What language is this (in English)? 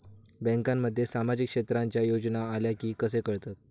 Marathi